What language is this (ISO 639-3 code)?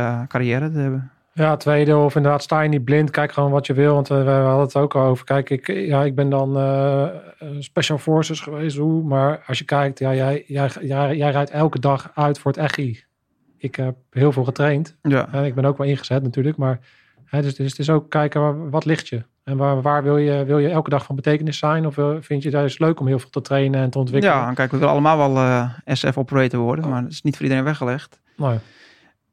nld